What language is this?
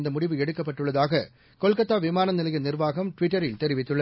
Tamil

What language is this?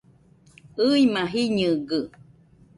Nüpode Huitoto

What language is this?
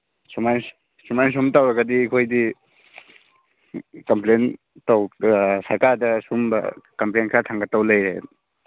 Manipuri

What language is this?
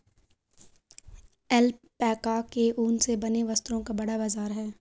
Hindi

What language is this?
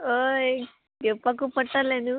Konkani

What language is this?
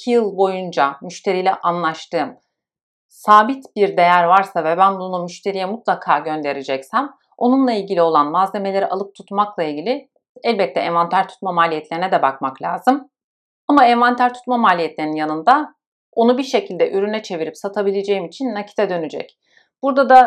Turkish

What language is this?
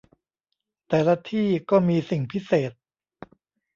Thai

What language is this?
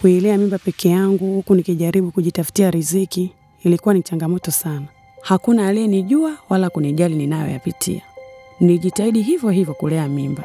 Swahili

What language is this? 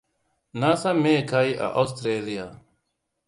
Hausa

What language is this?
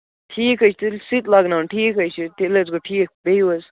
Kashmiri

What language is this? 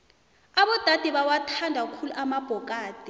South Ndebele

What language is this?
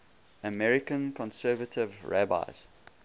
English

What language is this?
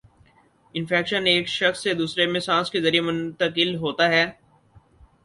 Urdu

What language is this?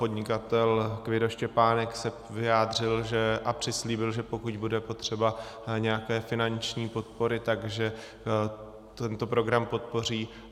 Czech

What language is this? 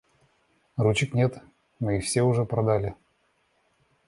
Russian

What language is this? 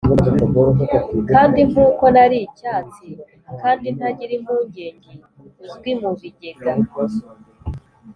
Kinyarwanda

